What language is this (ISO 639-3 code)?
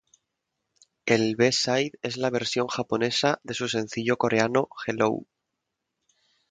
spa